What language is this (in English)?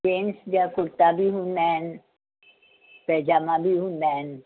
Sindhi